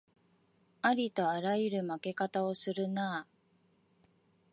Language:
Japanese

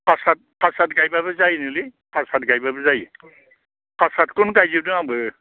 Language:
Bodo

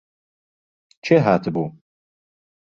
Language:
Central Kurdish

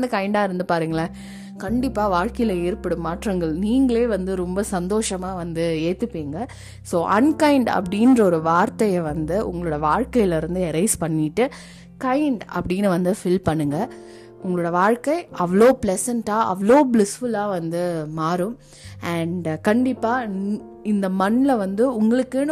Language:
Tamil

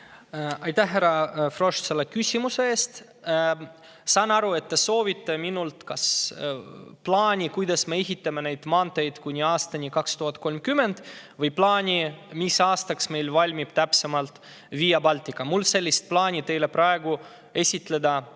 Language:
Estonian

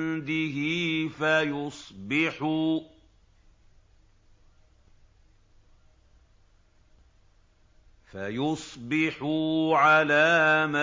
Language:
Arabic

